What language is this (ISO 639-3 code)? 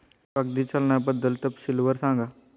mar